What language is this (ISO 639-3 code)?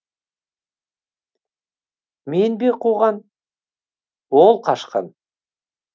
kaz